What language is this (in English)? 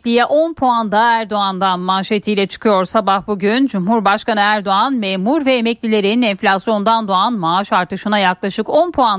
Turkish